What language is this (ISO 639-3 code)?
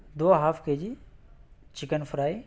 urd